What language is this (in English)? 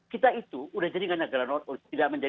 Indonesian